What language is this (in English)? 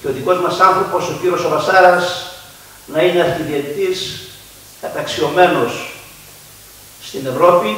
Greek